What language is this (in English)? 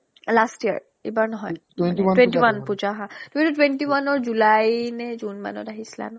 Assamese